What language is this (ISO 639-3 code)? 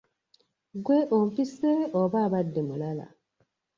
lug